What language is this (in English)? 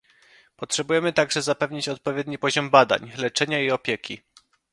Polish